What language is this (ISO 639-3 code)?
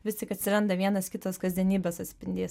lit